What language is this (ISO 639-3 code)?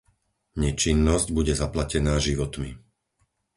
slk